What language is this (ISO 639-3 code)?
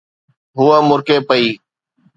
snd